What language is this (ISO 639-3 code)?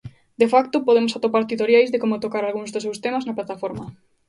glg